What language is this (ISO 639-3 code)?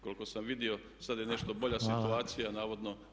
hrv